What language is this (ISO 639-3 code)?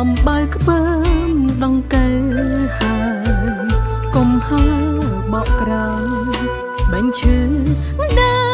tha